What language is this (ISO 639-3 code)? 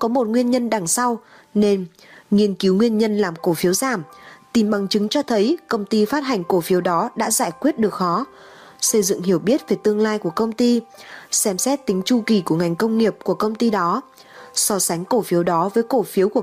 vie